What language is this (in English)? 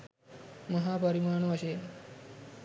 Sinhala